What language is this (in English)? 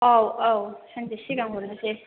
Bodo